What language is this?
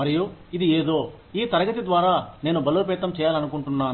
Telugu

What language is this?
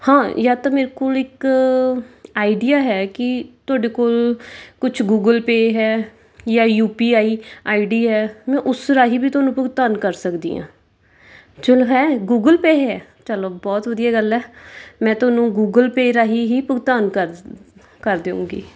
Punjabi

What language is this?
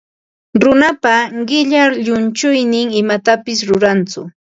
Ambo-Pasco Quechua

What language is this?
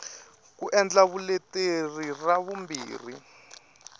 Tsonga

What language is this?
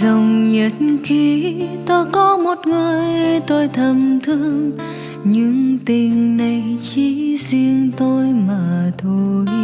Vietnamese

